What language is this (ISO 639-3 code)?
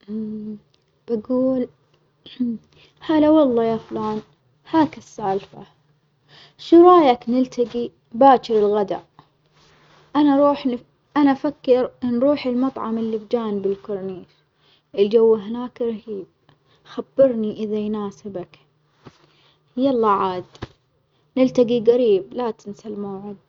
acx